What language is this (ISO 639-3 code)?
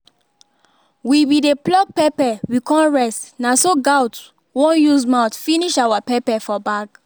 pcm